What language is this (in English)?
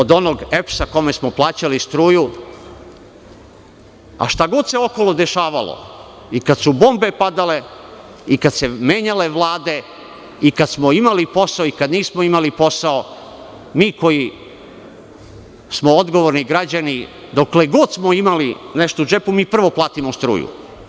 Serbian